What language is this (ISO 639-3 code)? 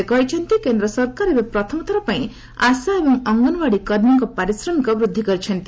ori